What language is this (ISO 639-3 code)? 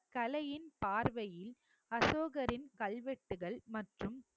tam